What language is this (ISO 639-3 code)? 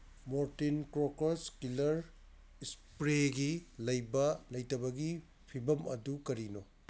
mni